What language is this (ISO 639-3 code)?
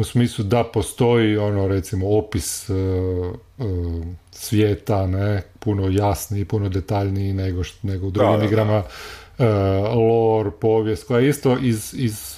hrv